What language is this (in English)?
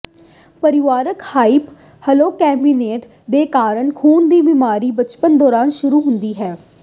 Punjabi